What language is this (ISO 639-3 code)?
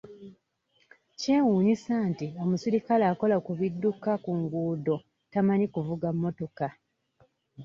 lug